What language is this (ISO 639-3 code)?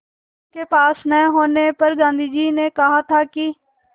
hin